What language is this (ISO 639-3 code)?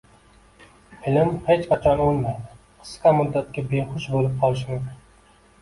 uzb